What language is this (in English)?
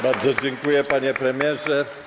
Polish